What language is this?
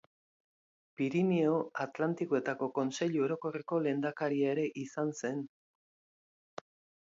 Basque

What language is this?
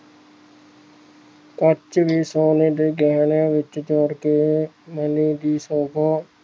Punjabi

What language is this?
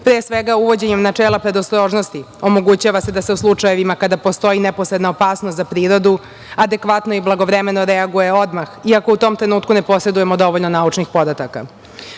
Serbian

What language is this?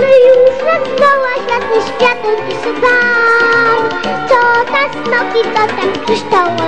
Greek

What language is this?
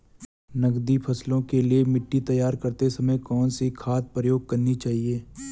Hindi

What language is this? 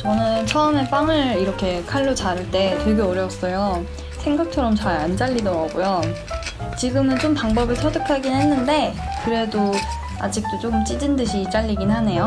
Korean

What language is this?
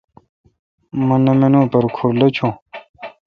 Kalkoti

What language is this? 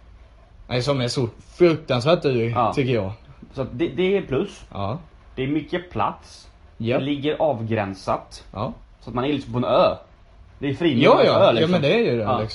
Swedish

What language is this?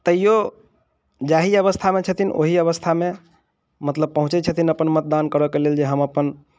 Maithili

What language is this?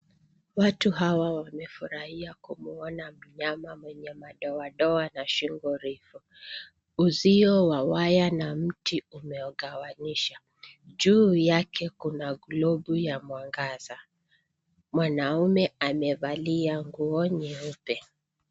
Swahili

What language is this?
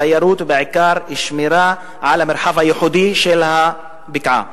Hebrew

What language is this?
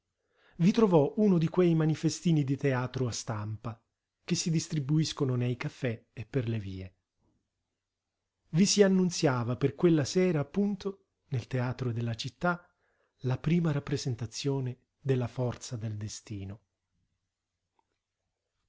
Italian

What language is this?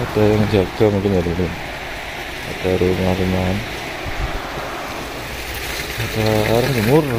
Indonesian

